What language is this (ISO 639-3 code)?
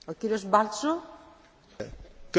hun